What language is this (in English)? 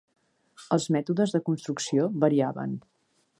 Catalan